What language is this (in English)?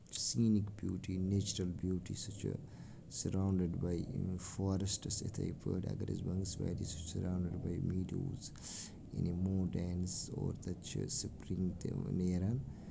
Kashmiri